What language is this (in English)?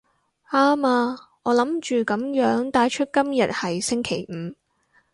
Cantonese